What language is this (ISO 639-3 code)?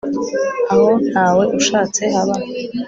kin